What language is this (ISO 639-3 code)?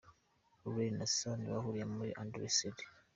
kin